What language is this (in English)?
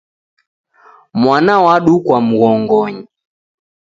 Taita